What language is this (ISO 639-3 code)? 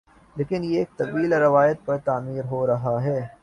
urd